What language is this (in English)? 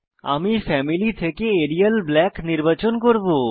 Bangla